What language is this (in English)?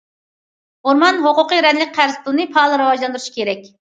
Uyghur